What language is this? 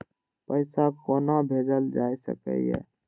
Maithili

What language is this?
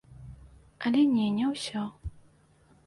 Belarusian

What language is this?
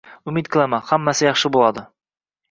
Uzbek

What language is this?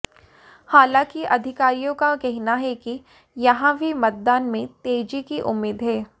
Hindi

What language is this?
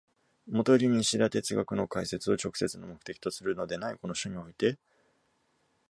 Japanese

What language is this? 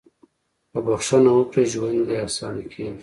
Pashto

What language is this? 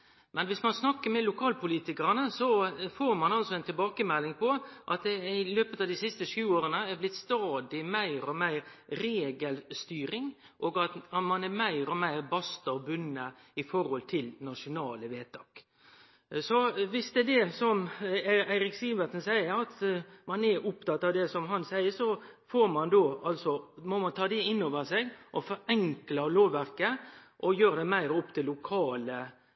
Norwegian Nynorsk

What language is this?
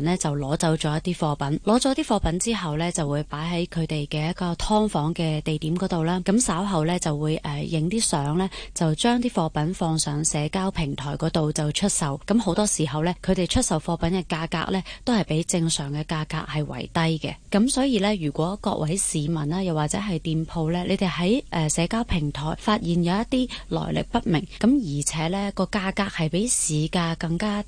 Chinese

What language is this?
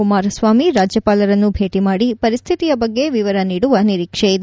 Kannada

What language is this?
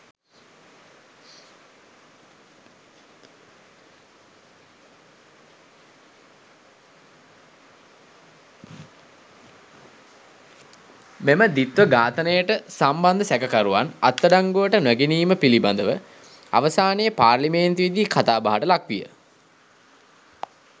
Sinhala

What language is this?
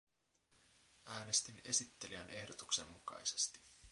Finnish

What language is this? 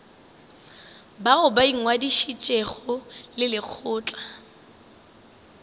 Northern Sotho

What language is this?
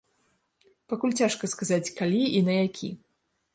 Belarusian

